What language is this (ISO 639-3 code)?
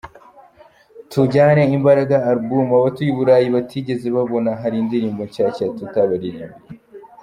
kin